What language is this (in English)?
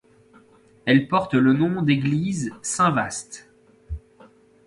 French